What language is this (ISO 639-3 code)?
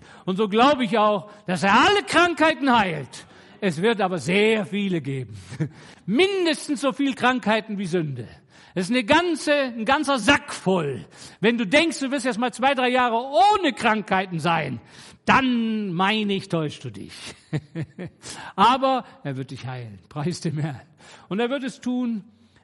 deu